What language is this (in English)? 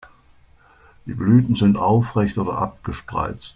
German